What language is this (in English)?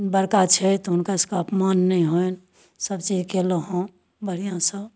Maithili